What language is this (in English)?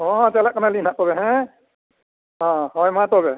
Santali